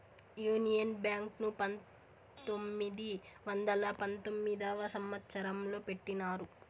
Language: Telugu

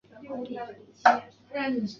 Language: Chinese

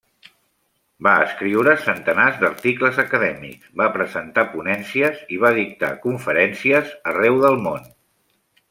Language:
Catalan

